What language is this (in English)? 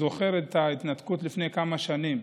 Hebrew